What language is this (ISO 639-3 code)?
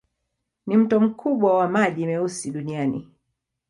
swa